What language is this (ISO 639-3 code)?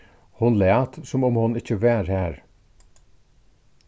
fao